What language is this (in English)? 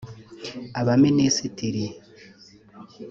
Kinyarwanda